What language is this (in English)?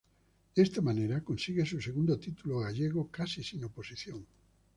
Spanish